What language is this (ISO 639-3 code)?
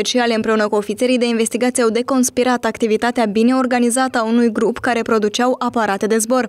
ron